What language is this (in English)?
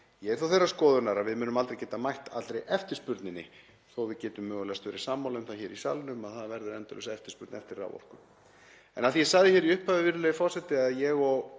Icelandic